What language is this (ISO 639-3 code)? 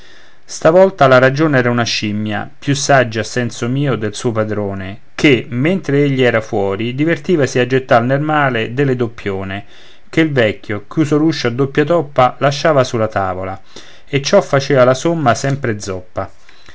ita